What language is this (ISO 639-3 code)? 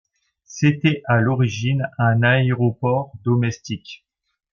fra